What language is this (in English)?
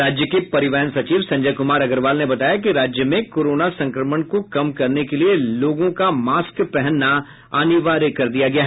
Hindi